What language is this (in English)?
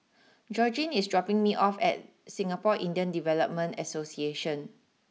English